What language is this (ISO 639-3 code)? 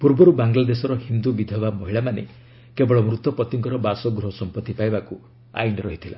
ori